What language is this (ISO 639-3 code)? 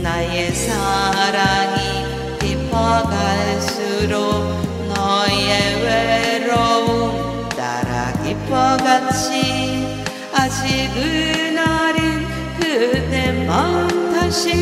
kor